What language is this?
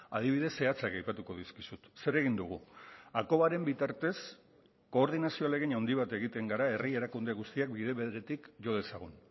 Basque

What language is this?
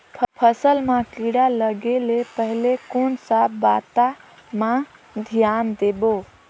Chhattisgarhi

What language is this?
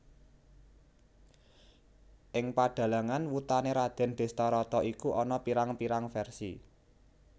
Javanese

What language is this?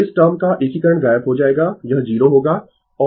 Hindi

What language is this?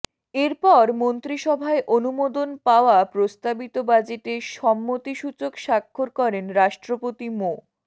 Bangla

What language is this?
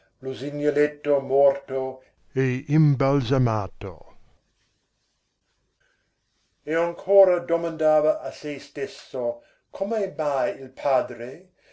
Italian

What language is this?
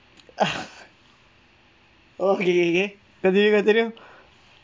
English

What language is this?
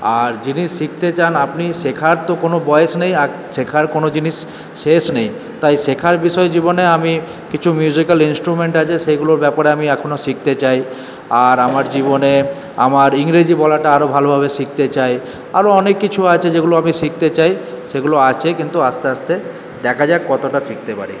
Bangla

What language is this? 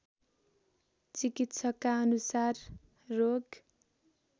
Nepali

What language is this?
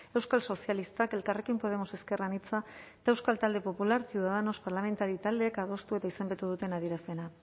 Basque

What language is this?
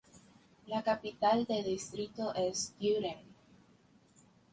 Spanish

